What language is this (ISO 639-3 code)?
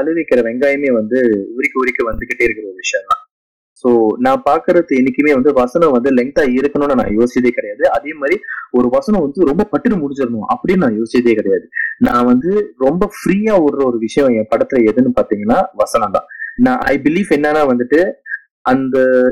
tam